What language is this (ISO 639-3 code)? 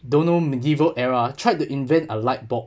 eng